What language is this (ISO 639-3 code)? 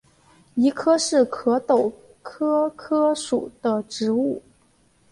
zho